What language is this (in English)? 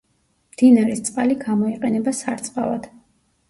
Georgian